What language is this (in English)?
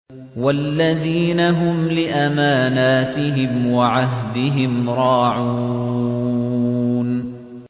Arabic